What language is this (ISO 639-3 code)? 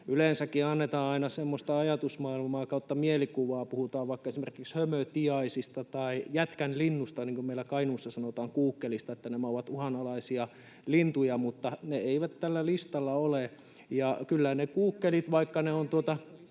fin